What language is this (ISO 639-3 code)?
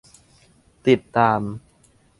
tha